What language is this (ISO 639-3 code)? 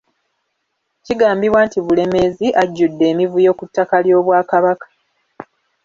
lug